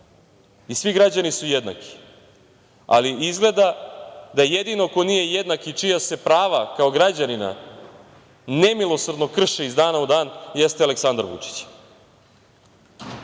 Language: Serbian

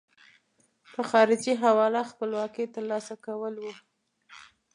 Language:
Pashto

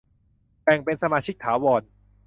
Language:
Thai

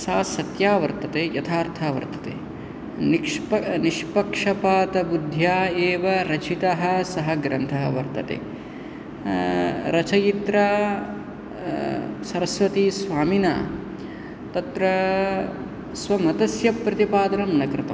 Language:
Sanskrit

